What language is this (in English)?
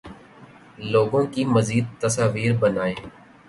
Urdu